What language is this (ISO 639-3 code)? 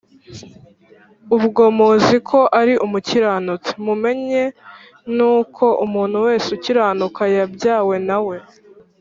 kin